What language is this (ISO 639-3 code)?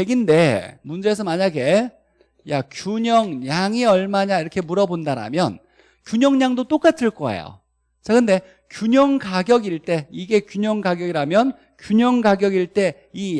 kor